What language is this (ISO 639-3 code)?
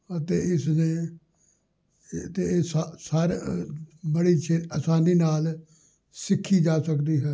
pan